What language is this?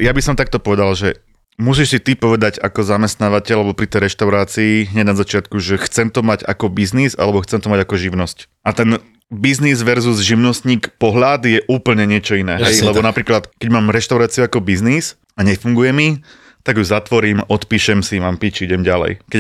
Slovak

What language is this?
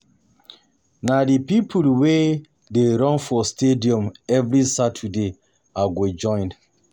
Nigerian Pidgin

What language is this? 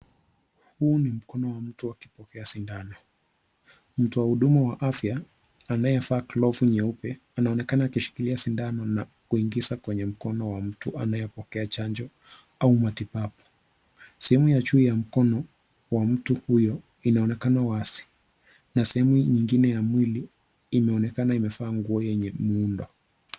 Swahili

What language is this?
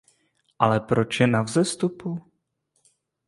Czech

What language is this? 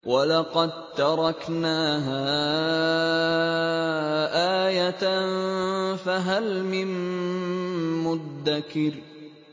Arabic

